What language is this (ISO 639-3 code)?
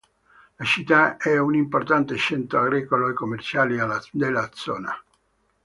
ita